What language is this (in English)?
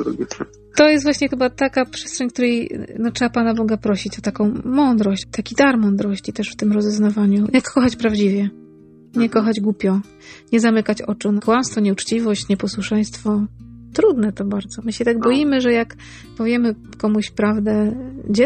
Polish